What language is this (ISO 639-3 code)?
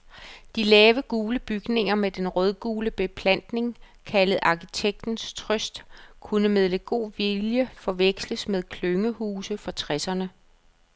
dan